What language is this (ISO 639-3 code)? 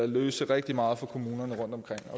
dan